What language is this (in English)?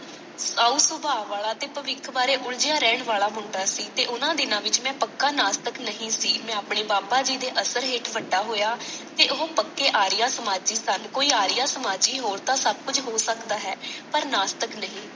Punjabi